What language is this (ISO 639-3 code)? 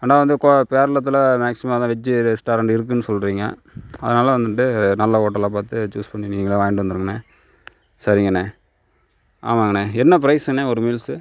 tam